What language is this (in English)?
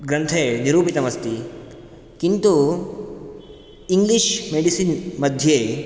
Sanskrit